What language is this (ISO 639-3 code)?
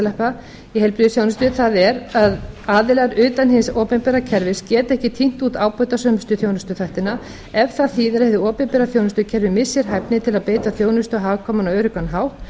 isl